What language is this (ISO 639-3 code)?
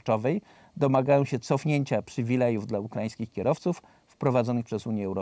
pol